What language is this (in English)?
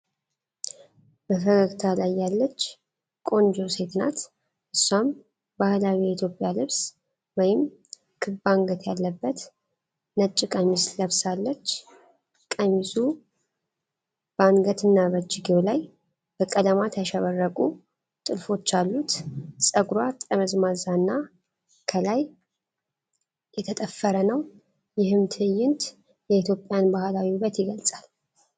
Amharic